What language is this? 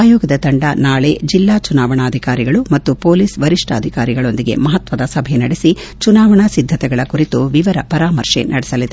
Kannada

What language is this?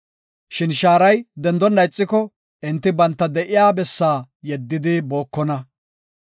Gofa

